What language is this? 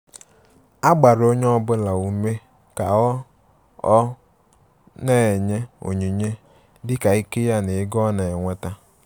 Igbo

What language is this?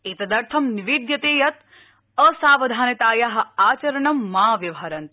Sanskrit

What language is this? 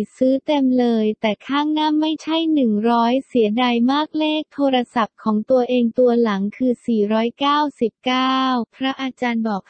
Thai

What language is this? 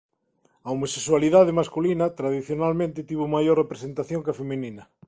Galician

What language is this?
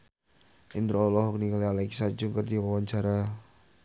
Sundanese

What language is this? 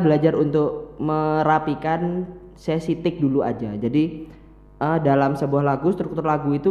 Indonesian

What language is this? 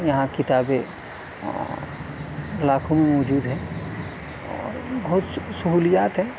Urdu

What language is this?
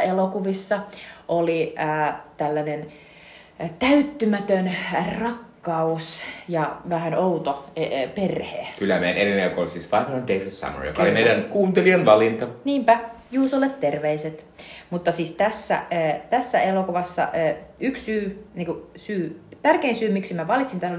Finnish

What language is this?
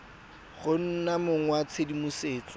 Tswana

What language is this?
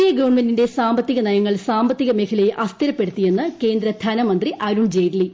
Malayalam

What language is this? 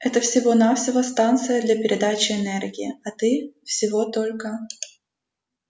Russian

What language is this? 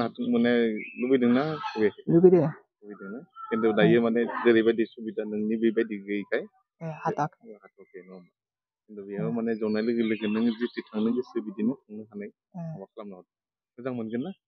Bangla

